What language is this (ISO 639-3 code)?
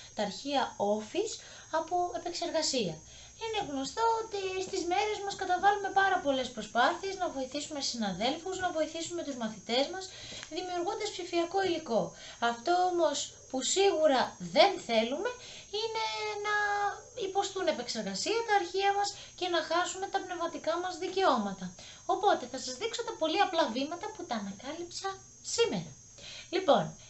ell